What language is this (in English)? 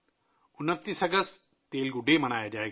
Urdu